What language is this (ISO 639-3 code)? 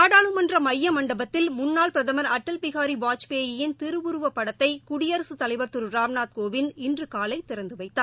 tam